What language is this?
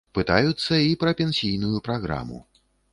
Belarusian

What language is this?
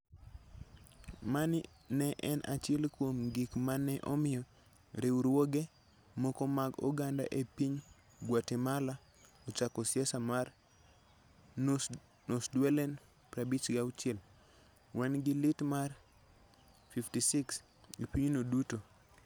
Luo (Kenya and Tanzania)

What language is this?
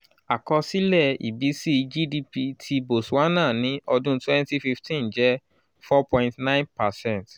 Yoruba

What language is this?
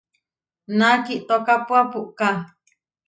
Huarijio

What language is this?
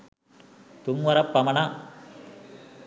Sinhala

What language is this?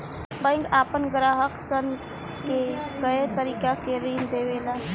Bhojpuri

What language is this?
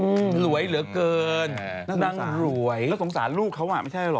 Thai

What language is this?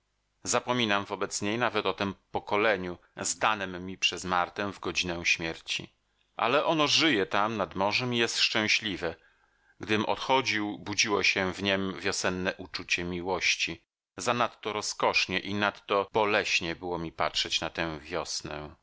Polish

